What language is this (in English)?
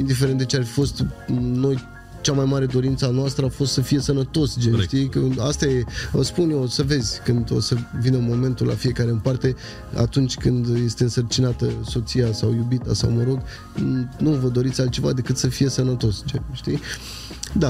Romanian